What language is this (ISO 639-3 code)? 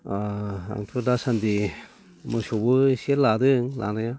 brx